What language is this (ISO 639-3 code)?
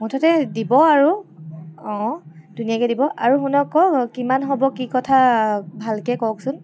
asm